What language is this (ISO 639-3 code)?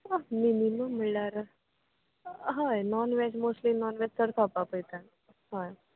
kok